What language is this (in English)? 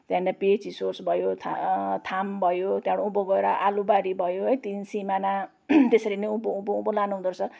Nepali